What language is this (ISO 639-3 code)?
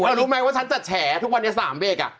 tha